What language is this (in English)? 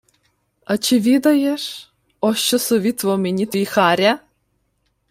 Ukrainian